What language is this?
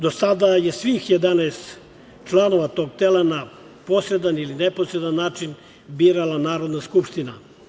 Serbian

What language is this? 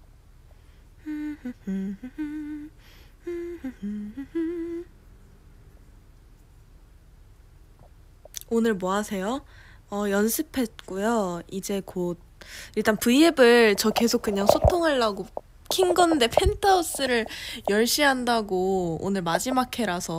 Korean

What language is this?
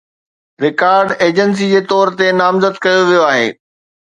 Sindhi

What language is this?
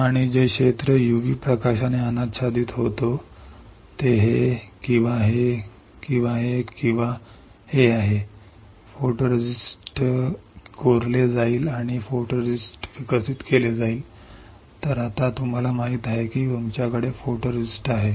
Marathi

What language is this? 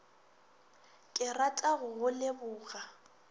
Northern Sotho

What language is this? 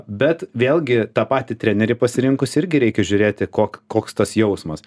Lithuanian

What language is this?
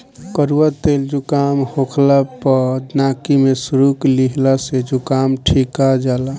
Bhojpuri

